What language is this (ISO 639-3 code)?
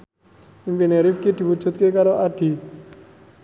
jav